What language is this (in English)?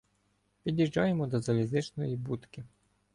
Ukrainian